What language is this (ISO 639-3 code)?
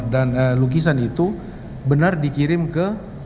ind